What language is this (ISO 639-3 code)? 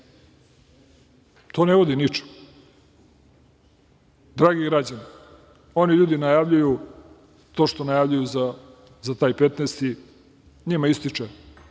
srp